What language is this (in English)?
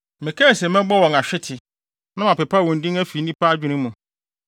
Akan